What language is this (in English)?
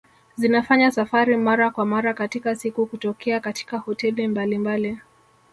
Swahili